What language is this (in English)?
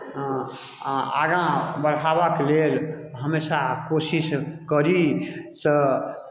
Maithili